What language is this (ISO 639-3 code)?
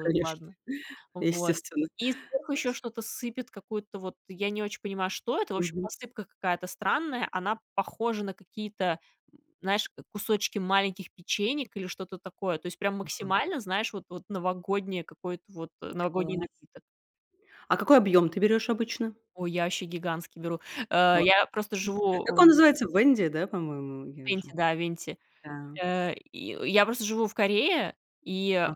rus